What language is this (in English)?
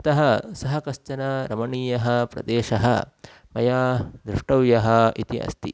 Sanskrit